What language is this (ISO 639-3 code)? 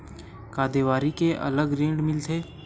hne